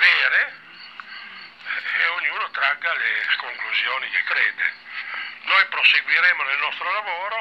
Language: Italian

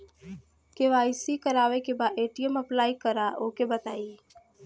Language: Bhojpuri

